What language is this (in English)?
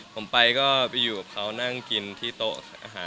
Thai